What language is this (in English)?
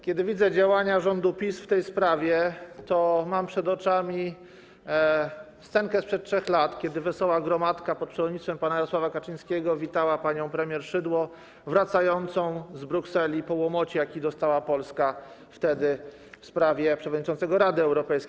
Polish